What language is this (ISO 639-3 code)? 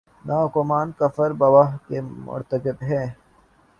urd